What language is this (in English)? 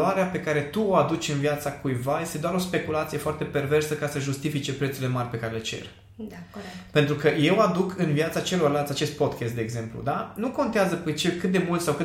Romanian